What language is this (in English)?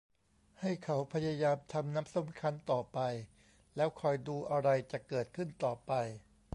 Thai